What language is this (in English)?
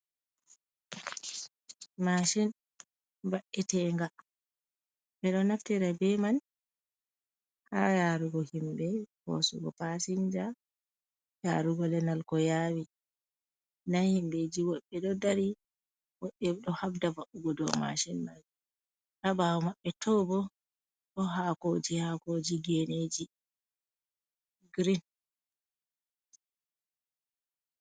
Fula